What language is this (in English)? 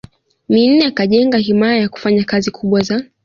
Swahili